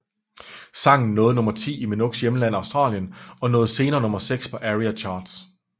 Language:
Danish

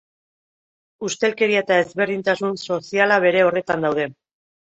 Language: Basque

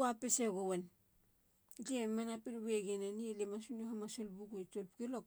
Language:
Halia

